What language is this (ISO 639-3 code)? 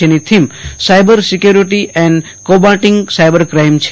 guj